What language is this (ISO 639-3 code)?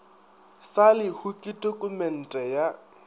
nso